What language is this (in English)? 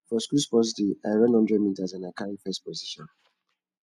Nigerian Pidgin